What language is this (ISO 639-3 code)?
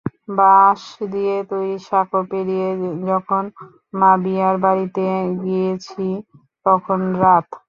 ben